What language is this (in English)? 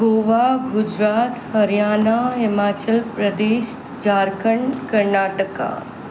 Sindhi